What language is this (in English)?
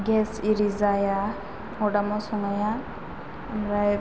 Bodo